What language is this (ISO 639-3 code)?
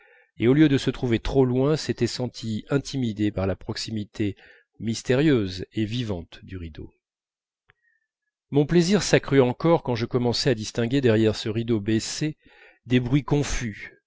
fra